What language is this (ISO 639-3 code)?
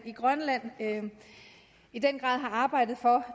dan